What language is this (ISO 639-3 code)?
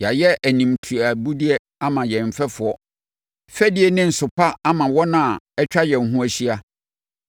aka